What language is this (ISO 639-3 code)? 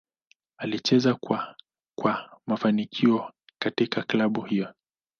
swa